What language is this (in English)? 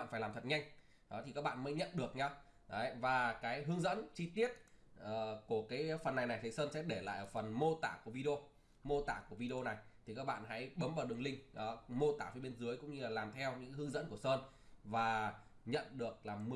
Vietnamese